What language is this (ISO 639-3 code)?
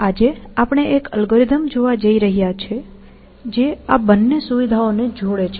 guj